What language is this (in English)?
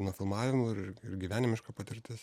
Lithuanian